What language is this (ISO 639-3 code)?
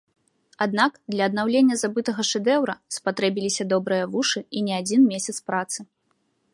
bel